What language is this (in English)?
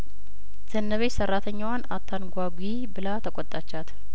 Amharic